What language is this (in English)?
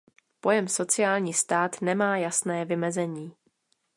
Czech